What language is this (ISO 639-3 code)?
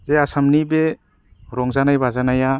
brx